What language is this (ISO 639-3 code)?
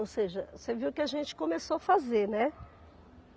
por